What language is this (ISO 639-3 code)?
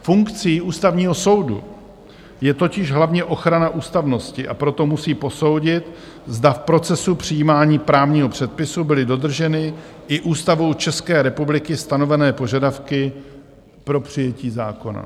ces